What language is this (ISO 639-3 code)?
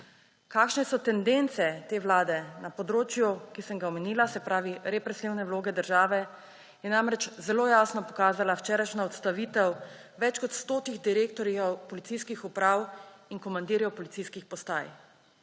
slv